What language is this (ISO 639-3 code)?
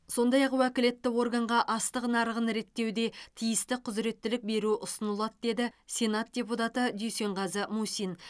kaz